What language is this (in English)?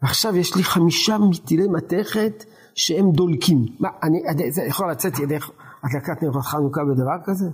Hebrew